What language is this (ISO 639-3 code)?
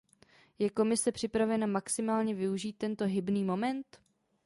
ces